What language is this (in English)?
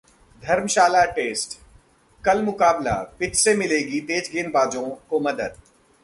Hindi